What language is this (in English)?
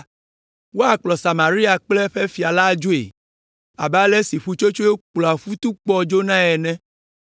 Ewe